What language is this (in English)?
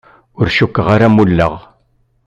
Kabyle